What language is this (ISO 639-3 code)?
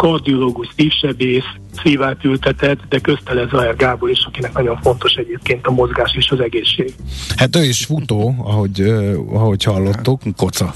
hun